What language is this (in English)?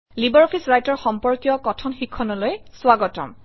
Assamese